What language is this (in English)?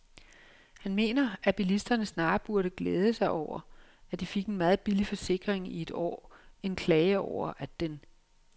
Danish